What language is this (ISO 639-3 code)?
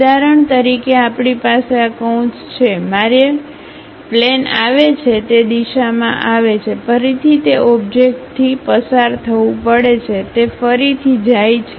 guj